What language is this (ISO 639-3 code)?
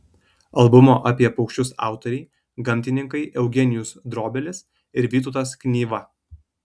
lit